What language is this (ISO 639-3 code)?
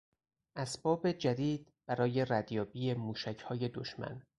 fas